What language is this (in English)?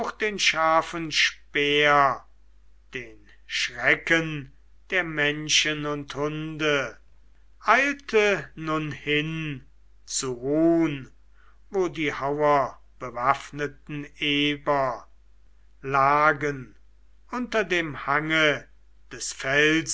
German